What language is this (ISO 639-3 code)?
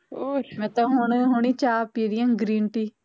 pan